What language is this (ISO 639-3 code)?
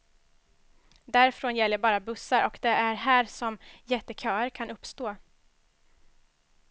swe